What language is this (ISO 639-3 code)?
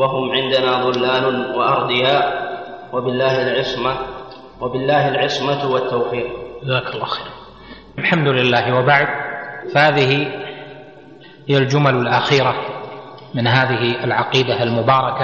ara